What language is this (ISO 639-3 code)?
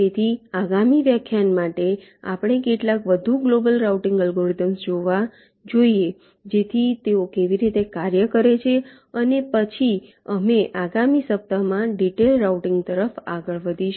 guj